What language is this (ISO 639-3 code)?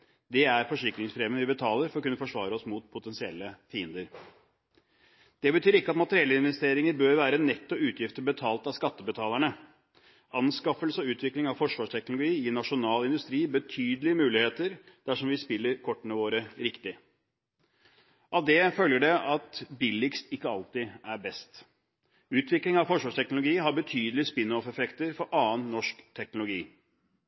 nob